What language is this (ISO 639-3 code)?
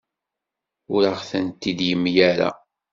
kab